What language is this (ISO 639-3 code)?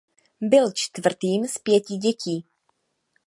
ces